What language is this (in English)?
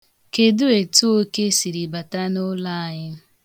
Igbo